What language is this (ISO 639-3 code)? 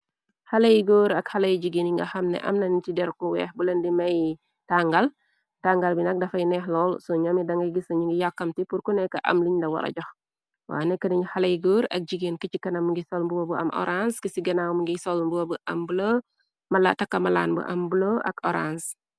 wol